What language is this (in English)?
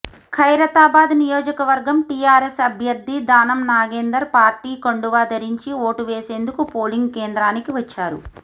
Telugu